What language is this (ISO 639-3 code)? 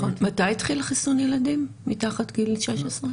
heb